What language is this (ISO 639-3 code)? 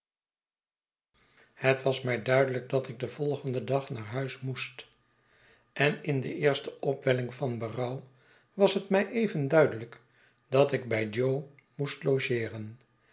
nld